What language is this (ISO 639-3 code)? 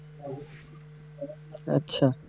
ben